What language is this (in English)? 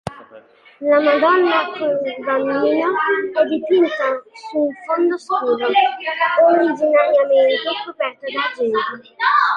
Italian